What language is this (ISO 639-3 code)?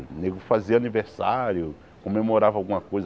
por